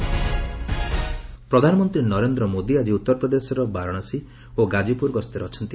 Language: Odia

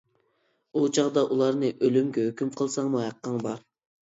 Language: Uyghur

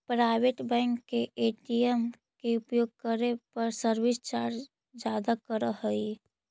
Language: Magahi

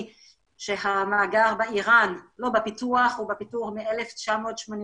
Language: Hebrew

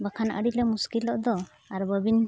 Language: Santali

